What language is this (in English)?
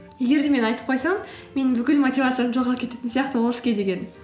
Kazakh